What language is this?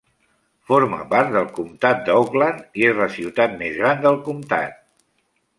Catalan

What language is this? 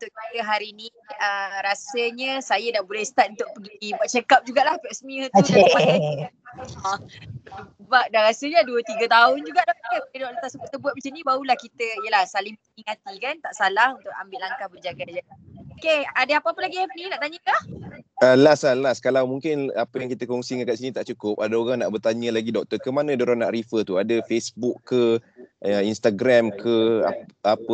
Malay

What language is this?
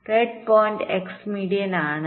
Malayalam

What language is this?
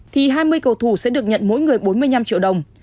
Vietnamese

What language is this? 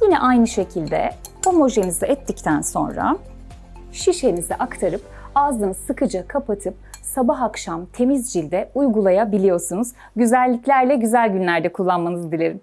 Turkish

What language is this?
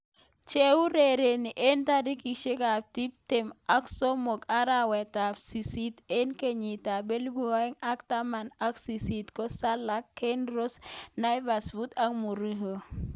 Kalenjin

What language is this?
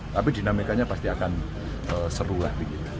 Indonesian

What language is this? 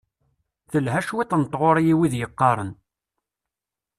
Kabyle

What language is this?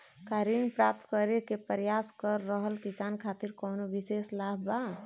Bhojpuri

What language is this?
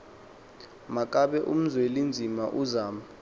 Xhosa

